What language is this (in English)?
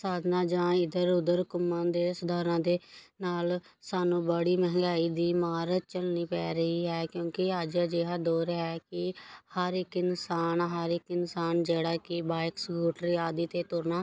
Punjabi